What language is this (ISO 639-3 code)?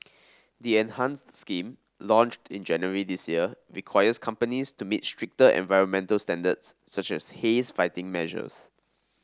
eng